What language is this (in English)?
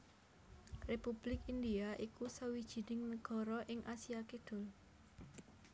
Javanese